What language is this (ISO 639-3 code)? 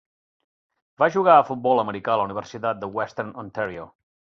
cat